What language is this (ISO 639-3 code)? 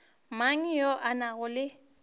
nso